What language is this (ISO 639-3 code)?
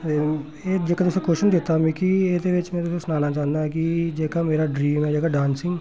doi